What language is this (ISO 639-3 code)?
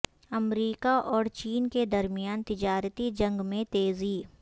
urd